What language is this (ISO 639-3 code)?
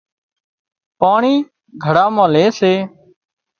kxp